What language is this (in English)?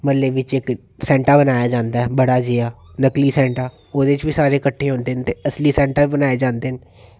Dogri